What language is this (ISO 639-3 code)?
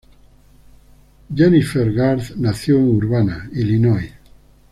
spa